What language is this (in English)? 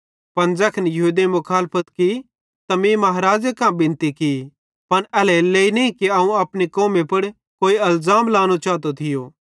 Bhadrawahi